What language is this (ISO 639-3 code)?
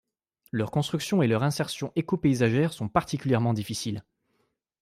fra